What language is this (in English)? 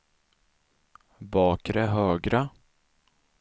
Swedish